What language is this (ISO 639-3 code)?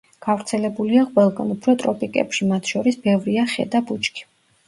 kat